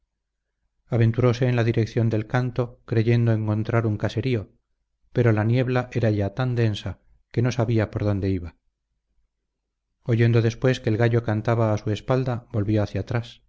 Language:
Spanish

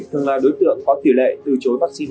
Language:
Vietnamese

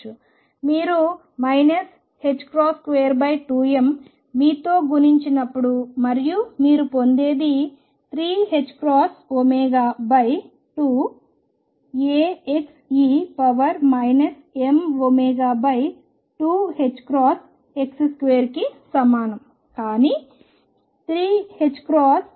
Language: Telugu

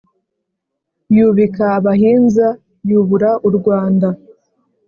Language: Kinyarwanda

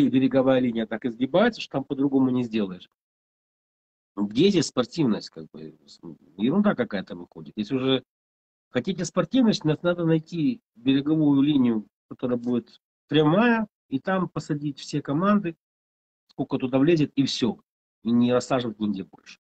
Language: Russian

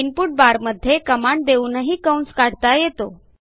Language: Marathi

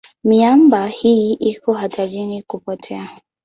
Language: Swahili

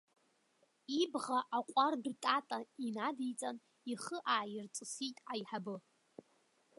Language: Abkhazian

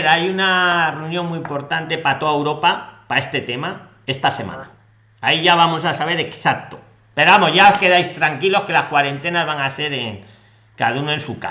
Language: Spanish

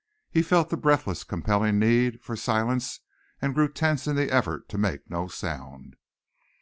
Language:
English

